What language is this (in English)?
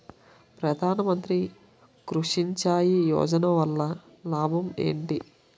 Telugu